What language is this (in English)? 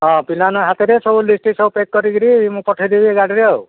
Odia